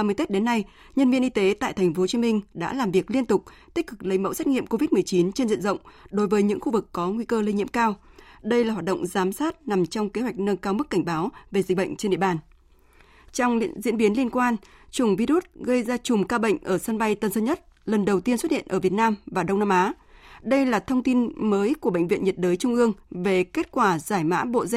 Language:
Vietnamese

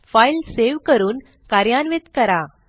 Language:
Marathi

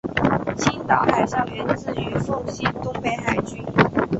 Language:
Chinese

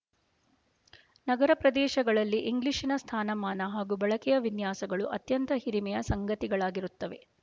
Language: Kannada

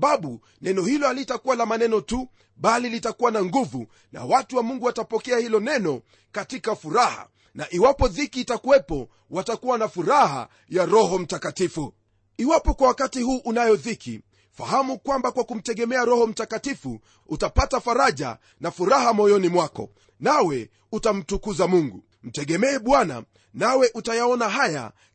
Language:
Swahili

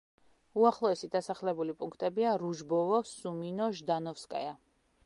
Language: Georgian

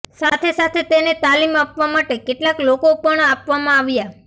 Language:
Gujarati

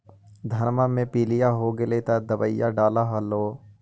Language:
Magahi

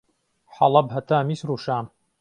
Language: Central Kurdish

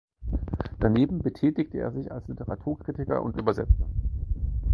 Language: German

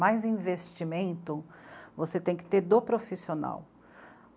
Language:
Portuguese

